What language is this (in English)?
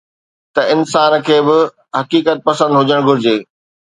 Sindhi